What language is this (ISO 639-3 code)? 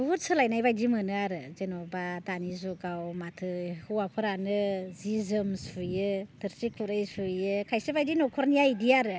brx